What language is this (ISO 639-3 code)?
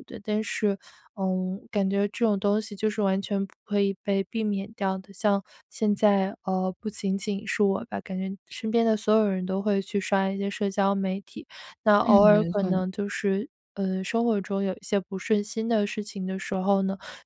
zho